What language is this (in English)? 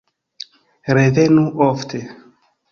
Esperanto